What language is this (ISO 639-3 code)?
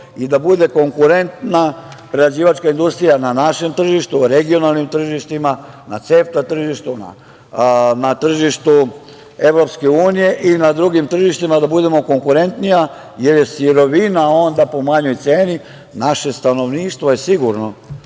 srp